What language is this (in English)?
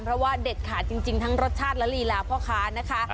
Thai